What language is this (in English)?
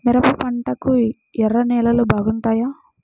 Telugu